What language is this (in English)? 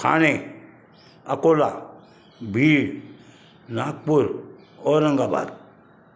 Sindhi